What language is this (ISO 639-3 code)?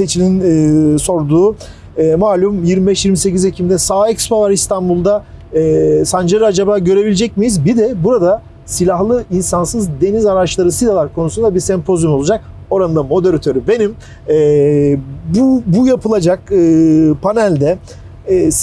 tur